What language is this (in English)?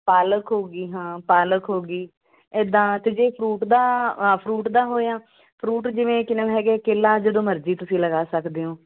Punjabi